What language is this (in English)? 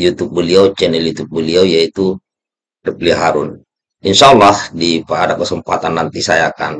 Indonesian